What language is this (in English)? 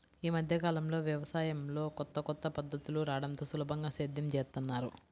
Telugu